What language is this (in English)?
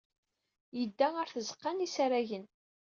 Kabyle